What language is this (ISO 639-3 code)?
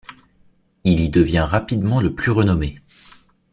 fra